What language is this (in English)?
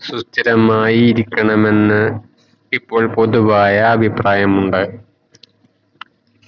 Malayalam